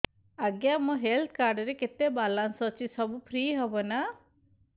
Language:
Odia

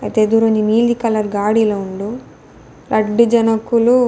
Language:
Tulu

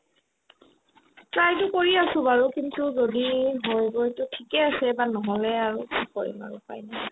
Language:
Assamese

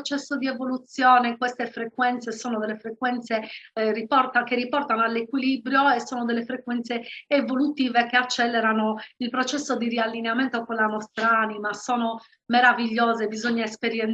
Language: Italian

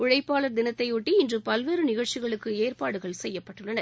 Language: Tamil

